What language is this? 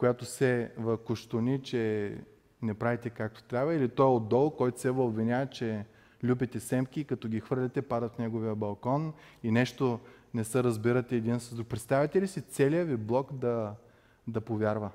Bulgarian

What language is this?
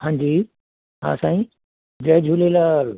Sindhi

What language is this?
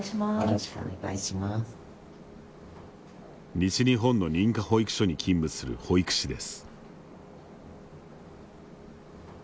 Japanese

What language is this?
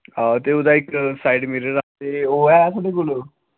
Dogri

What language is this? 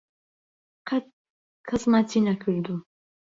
Central Kurdish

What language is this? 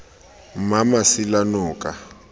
Tswana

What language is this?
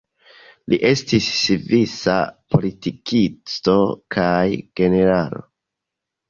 Esperanto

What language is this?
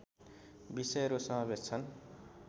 Nepali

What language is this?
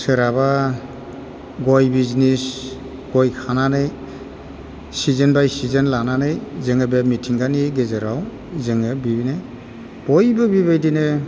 Bodo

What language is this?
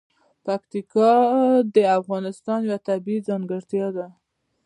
Pashto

